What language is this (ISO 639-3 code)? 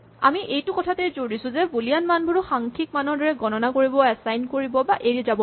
asm